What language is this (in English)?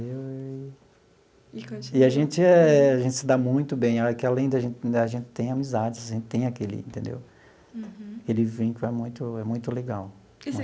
Portuguese